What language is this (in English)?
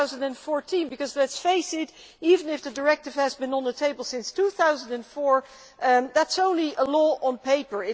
English